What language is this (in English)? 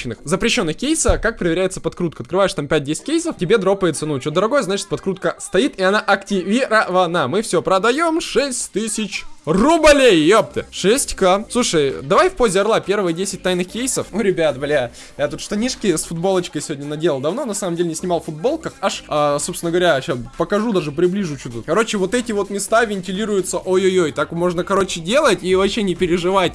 Russian